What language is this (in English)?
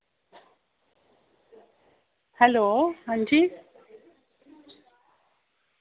Dogri